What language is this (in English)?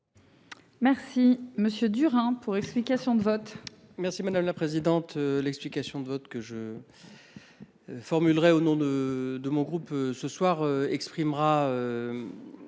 French